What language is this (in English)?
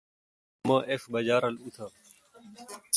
Kalkoti